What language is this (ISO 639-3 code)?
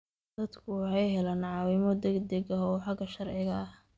som